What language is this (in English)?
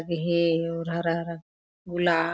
Chhattisgarhi